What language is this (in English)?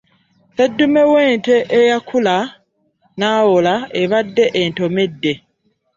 Ganda